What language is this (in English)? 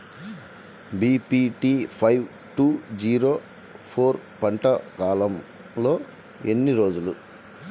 Telugu